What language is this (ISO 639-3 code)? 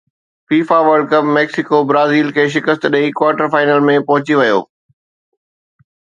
snd